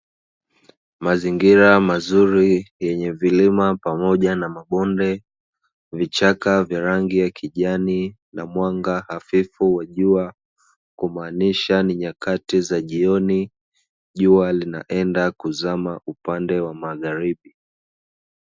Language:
Swahili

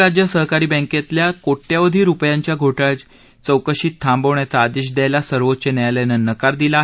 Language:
Marathi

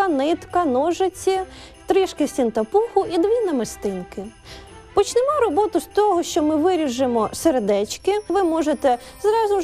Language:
Ukrainian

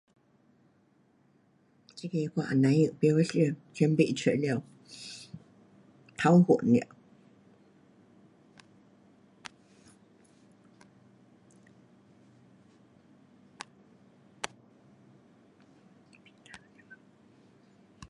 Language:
Pu-Xian Chinese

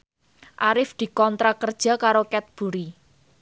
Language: Javanese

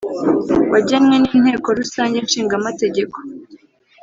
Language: Kinyarwanda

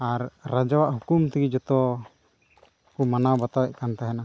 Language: Santali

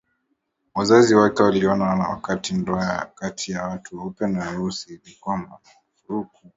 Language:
Swahili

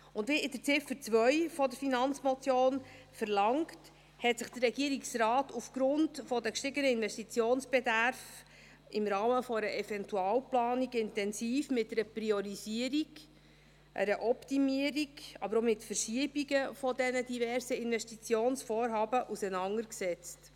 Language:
Swiss German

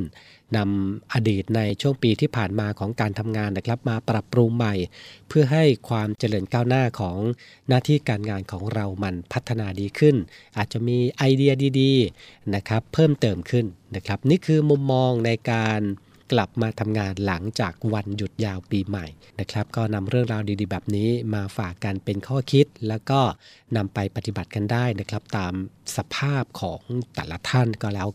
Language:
Thai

